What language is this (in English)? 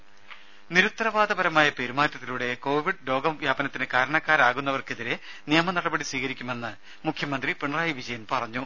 Malayalam